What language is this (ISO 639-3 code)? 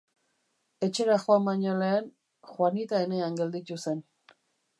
eus